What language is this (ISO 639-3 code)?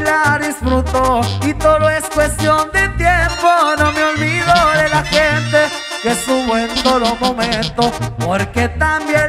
spa